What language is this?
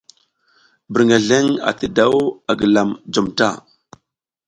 South Giziga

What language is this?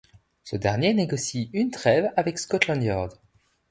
French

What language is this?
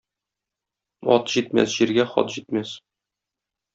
Tatar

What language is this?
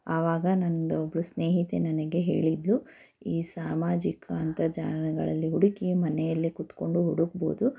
Kannada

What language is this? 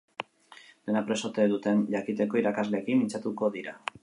Basque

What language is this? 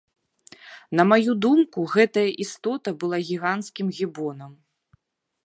Belarusian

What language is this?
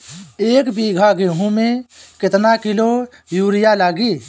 Bhojpuri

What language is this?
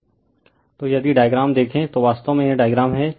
Hindi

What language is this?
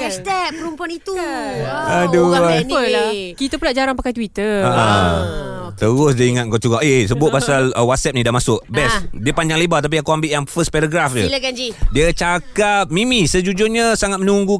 Malay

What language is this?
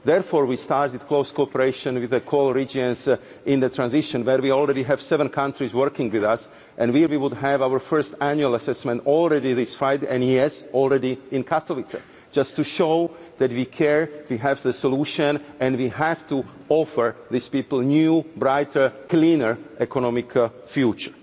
English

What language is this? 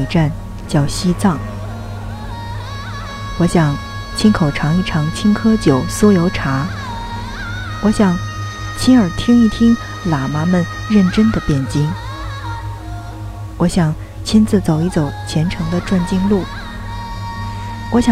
Chinese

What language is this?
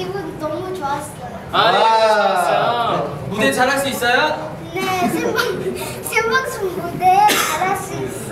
Korean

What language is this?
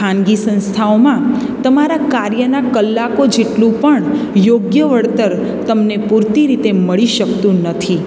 Gujarati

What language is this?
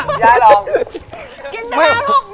Thai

